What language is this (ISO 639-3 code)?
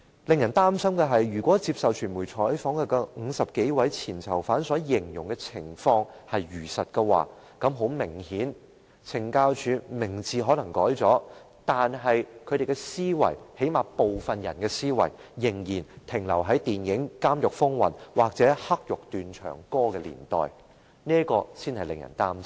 yue